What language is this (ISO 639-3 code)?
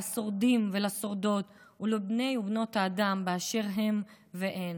heb